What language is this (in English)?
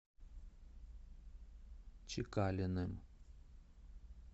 Russian